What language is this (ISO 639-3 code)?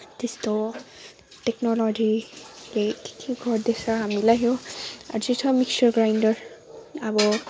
nep